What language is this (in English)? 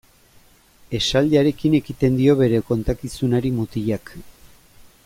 Basque